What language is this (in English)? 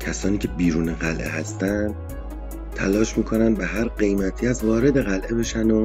Persian